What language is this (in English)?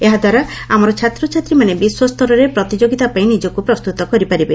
Odia